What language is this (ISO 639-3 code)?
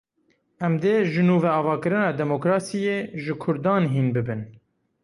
kur